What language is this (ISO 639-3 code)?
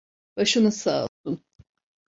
tur